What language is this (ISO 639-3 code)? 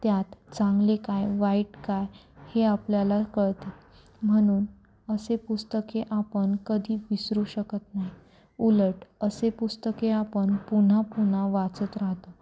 mar